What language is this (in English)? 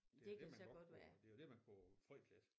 Danish